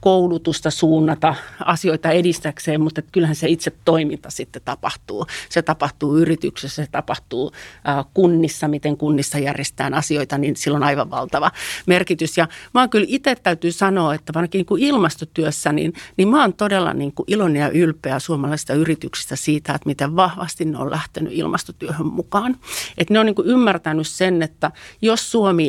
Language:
Finnish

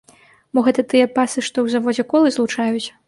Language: Belarusian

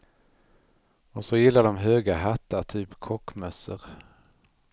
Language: Swedish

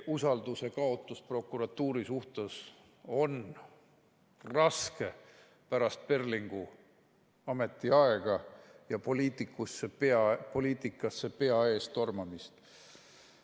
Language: Estonian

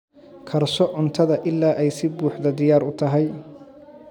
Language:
Somali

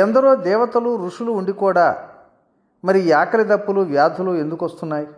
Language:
Telugu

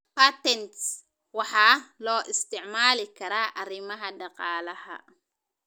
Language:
Somali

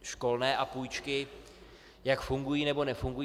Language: Czech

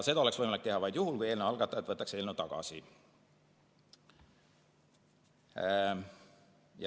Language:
Estonian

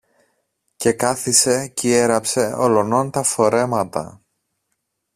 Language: Greek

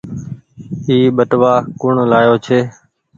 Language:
Goaria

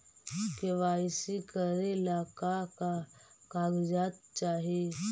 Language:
Magahi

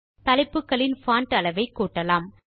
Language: Tamil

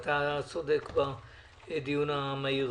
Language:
Hebrew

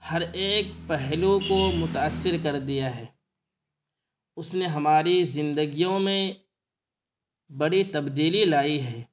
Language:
Urdu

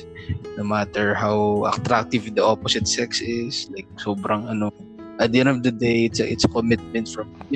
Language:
Filipino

